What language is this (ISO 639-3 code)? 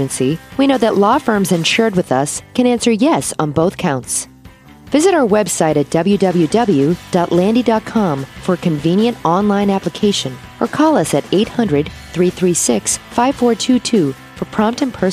eng